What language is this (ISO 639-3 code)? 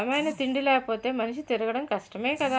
tel